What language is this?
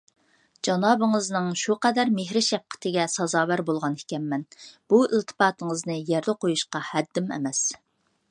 Uyghur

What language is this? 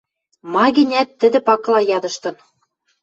Western Mari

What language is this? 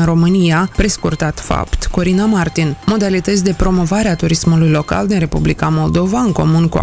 Romanian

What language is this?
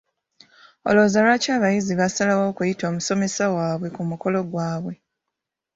Ganda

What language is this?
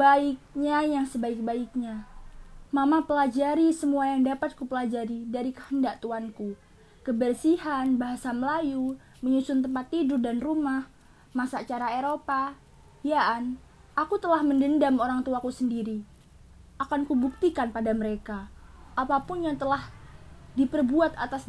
Indonesian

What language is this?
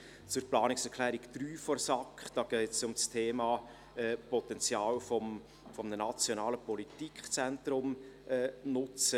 Swiss German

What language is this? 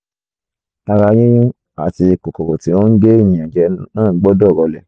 Yoruba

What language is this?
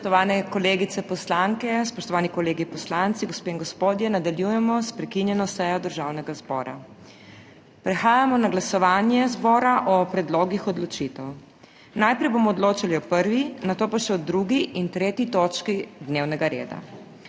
Slovenian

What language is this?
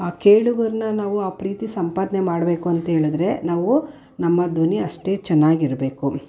Kannada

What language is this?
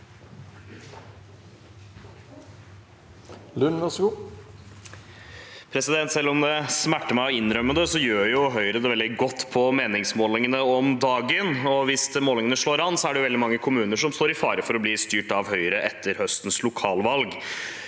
Norwegian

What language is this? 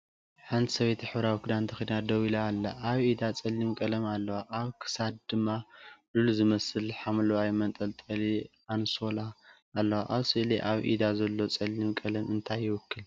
Tigrinya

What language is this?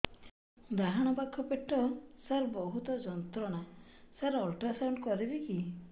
Odia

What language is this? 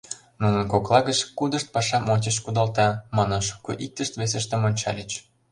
Mari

